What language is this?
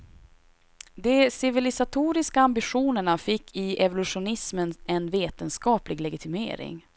Swedish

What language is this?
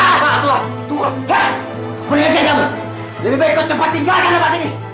Indonesian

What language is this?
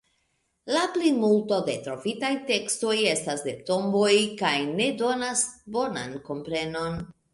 Esperanto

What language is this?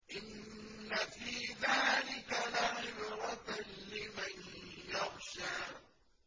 Arabic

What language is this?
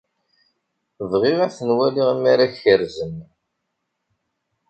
Kabyle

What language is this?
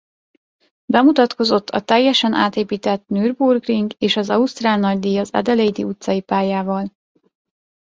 Hungarian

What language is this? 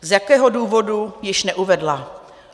Czech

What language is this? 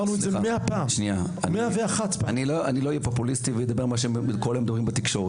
Hebrew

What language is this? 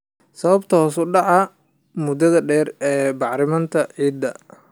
Somali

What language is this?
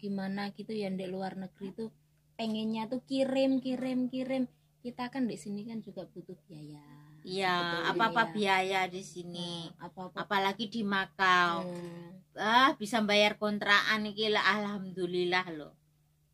Indonesian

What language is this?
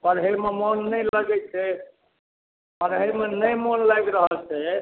Maithili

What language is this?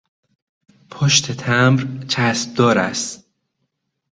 Persian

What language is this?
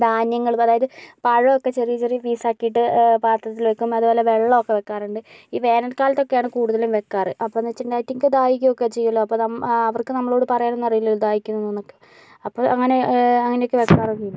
Malayalam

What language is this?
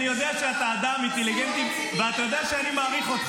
Hebrew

